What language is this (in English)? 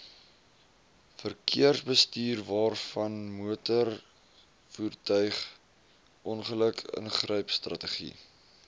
Afrikaans